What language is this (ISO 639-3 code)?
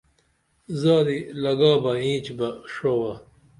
dml